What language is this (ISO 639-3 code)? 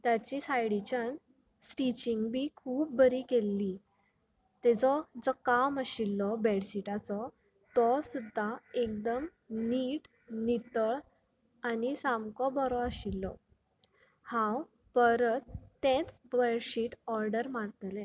kok